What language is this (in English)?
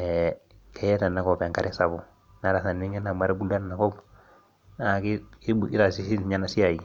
Masai